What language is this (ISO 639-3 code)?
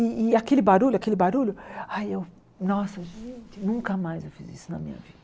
por